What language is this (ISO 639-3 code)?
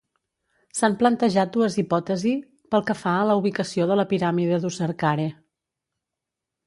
cat